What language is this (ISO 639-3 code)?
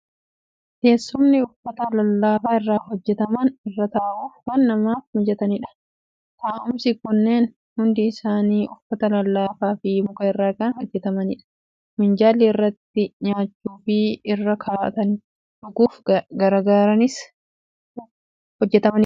orm